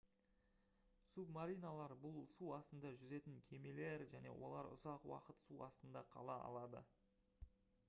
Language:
Kazakh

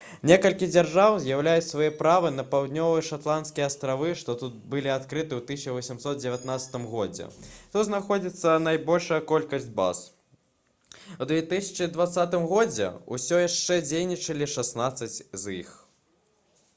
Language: Belarusian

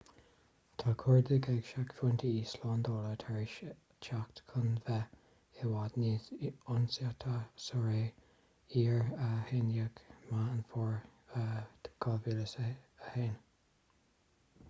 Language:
Irish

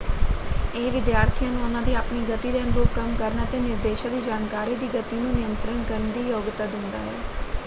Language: Punjabi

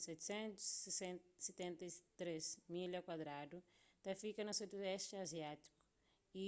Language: Kabuverdianu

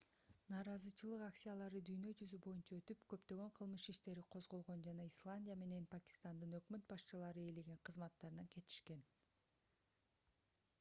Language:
Kyrgyz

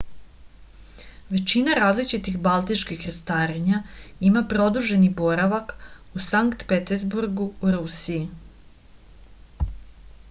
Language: Serbian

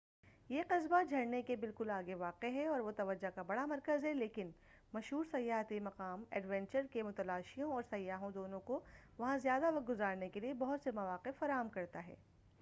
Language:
Urdu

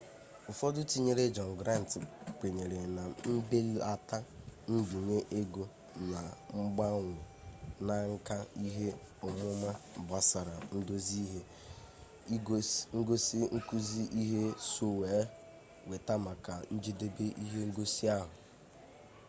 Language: Igbo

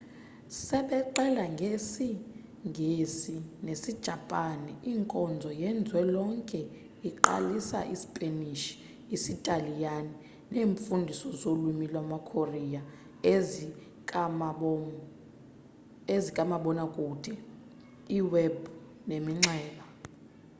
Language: Xhosa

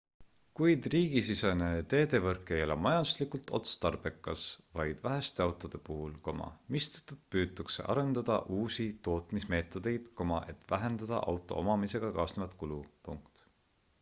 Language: Estonian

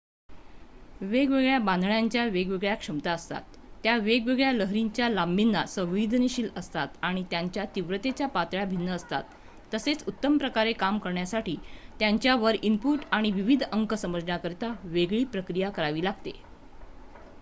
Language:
Marathi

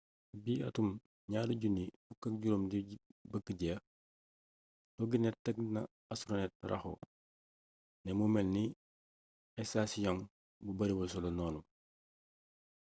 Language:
Wolof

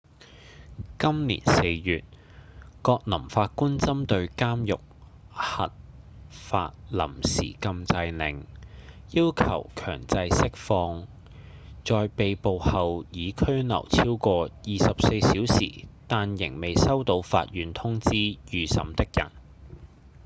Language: Cantonese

